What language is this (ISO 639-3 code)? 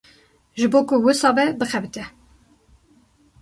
kur